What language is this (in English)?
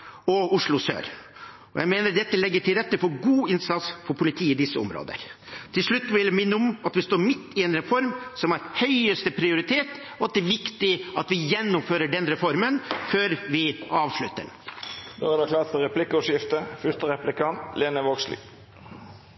Norwegian